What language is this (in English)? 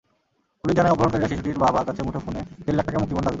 Bangla